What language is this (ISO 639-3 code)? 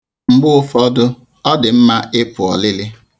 ibo